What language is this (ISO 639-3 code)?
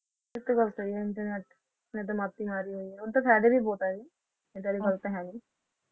pan